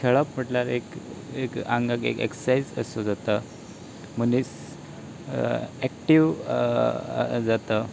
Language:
Konkani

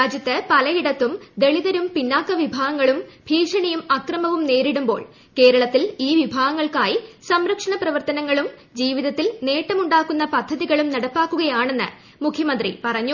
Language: Malayalam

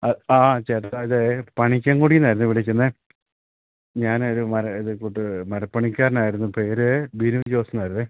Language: Malayalam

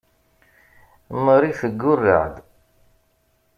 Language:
Kabyle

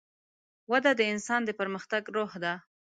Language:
Pashto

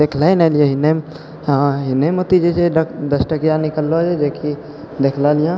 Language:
Maithili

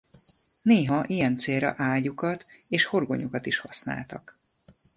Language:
Hungarian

